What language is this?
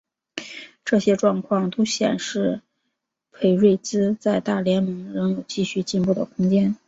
Chinese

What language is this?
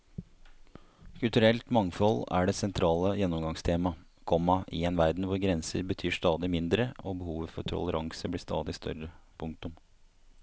Norwegian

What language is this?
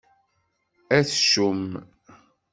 Kabyle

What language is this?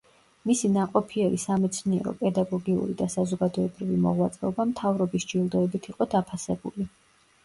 Georgian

